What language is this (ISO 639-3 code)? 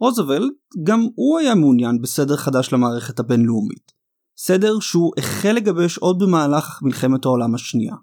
heb